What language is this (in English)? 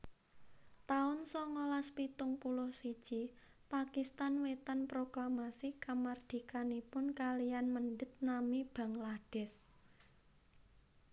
Javanese